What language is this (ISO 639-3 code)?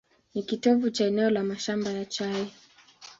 swa